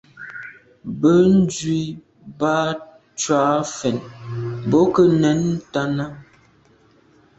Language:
Medumba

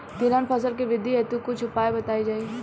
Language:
Bhojpuri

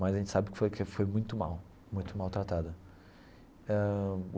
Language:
Portuguese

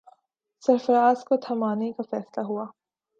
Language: Urdu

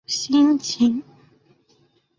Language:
Chinese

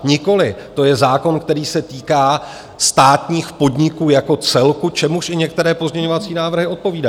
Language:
Czech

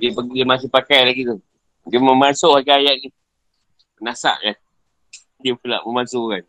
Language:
Malay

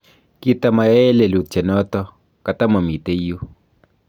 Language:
Kalenjin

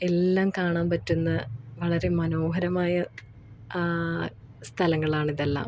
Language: Malayalam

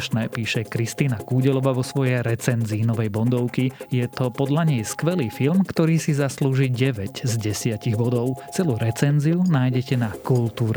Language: Slovak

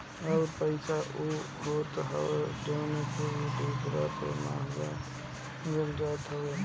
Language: Bhojpuri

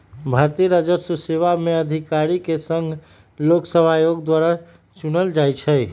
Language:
Magahi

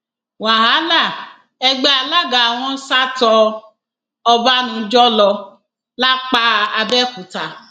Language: Yoruba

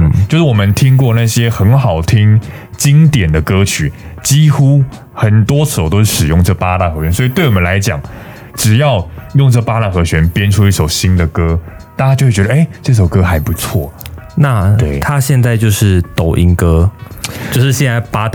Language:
Chinese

